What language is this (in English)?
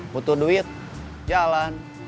Indonesian